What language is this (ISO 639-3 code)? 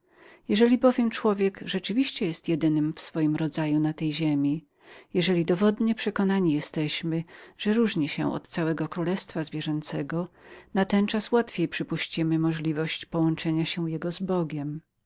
pol